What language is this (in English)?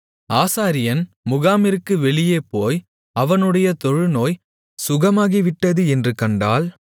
Tamil